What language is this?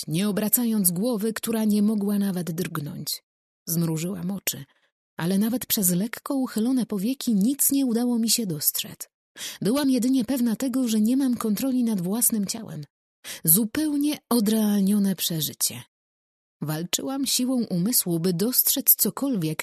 Polish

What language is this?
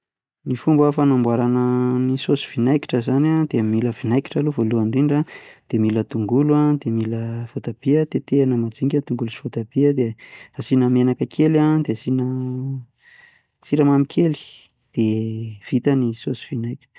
Malagasy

